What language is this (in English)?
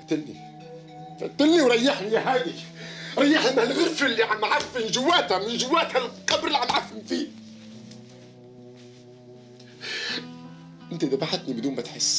Arabic